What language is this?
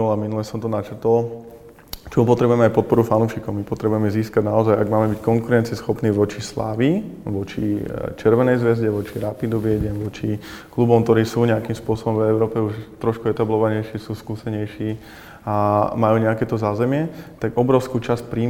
Slovak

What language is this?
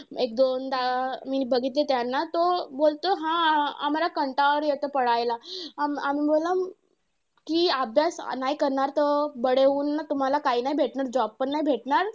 Marathi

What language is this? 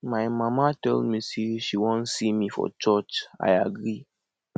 Nigerian Pidgin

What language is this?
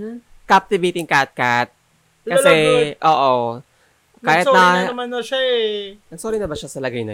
Filipino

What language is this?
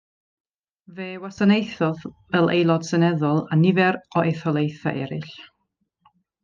Welsh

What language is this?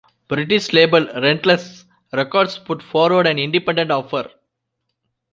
English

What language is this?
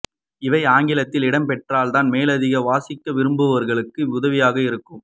Tamil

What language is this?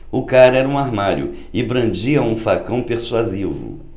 Portuguese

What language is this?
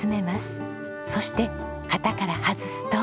Japanese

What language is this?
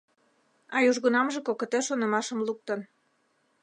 Mari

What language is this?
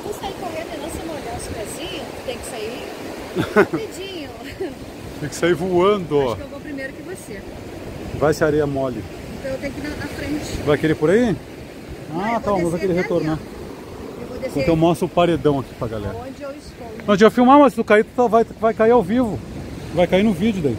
Portuguese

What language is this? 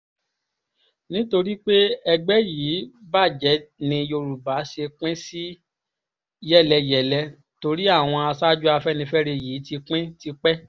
Yoruba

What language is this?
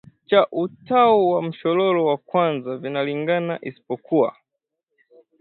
Swahili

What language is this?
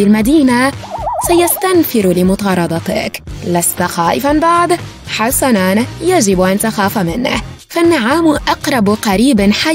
Arabic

